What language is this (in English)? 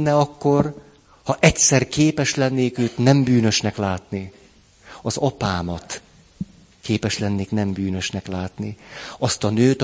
Hungarian